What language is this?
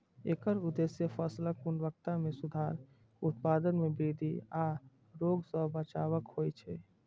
Maithili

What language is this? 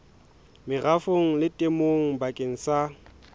Southern Sotho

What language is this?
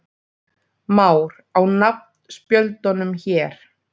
Icelandic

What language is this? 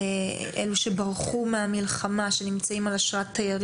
Hebrew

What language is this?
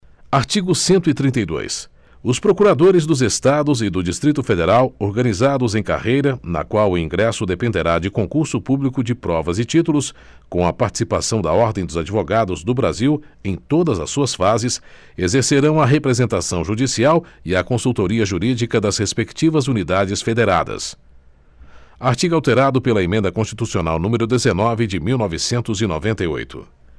Portuguese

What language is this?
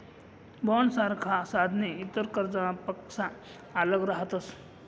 Marathi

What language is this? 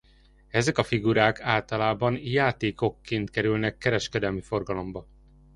Hungarian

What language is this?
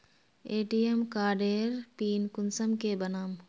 Magahi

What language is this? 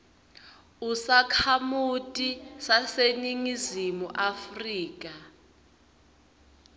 Swati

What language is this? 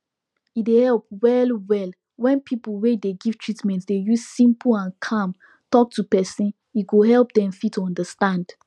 Nigerian Pidgin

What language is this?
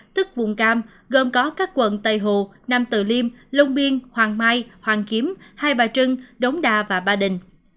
Vietnamese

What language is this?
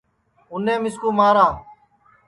Sansi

